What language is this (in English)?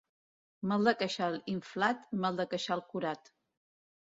Catalan